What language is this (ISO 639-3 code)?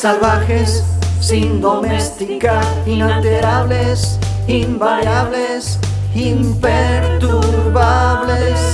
spa